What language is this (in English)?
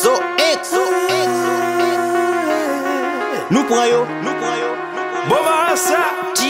Romanian